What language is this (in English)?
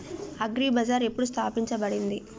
Telugu